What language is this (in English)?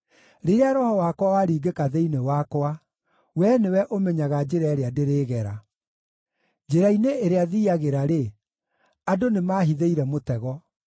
Kikuyu